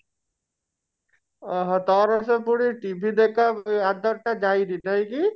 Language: Odia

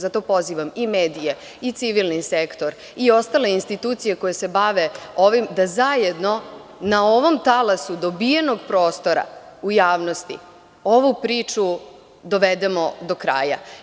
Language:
Serbian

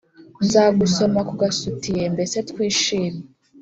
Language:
Kinyarwanda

